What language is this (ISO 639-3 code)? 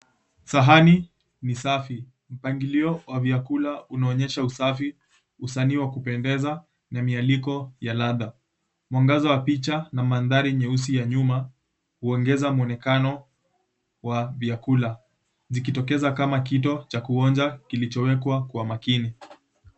swa